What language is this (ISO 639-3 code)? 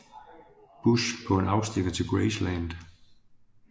dan